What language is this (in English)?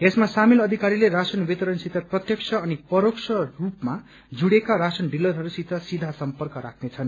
Nepali